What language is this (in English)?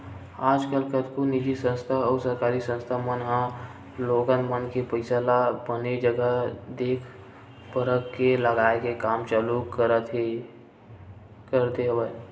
Chhattisgarhi